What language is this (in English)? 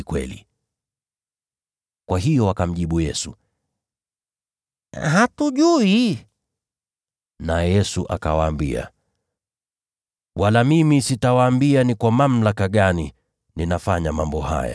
Swahili